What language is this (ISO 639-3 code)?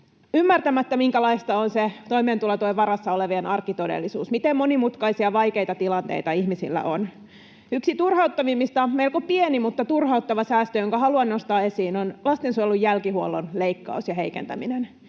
fin